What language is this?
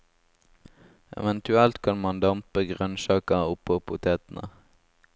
Norwegian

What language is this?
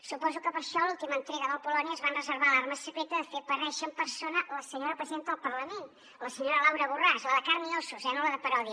Catalan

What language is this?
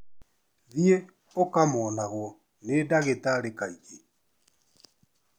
Kikuyu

